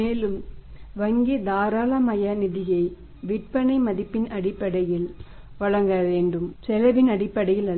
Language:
Tamil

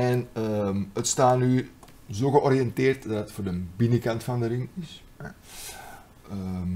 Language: Dutch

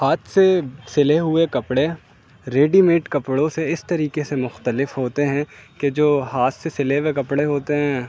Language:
Urdu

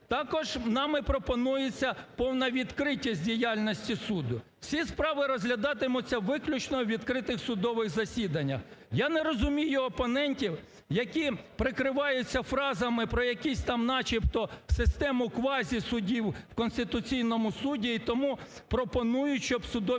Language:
Ukrainian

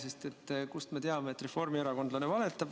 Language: Estonian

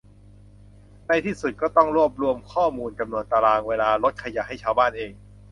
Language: Thai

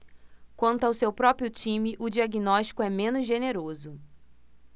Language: Portuguese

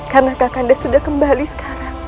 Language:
Indonesian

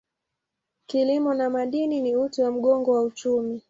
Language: Swahili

